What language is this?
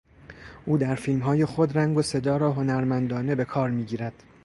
Persian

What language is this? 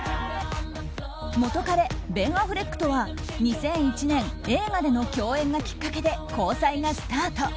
Japanese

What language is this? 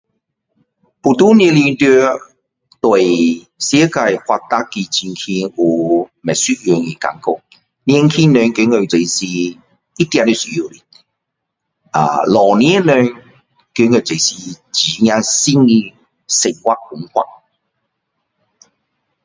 Min Dong Chinese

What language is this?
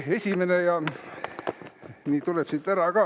Estonian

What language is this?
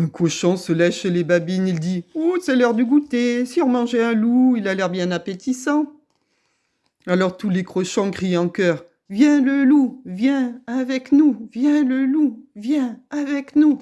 French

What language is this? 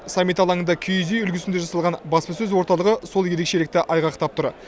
Kazakh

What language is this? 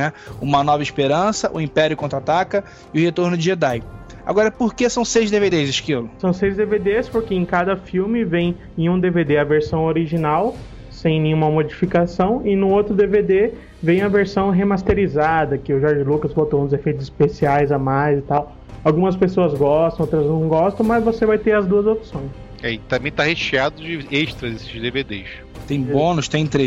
Portuguese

